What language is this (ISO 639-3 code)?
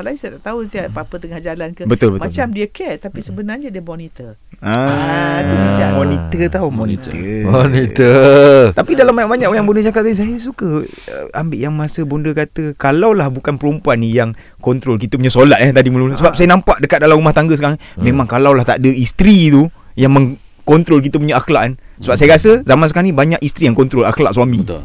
msa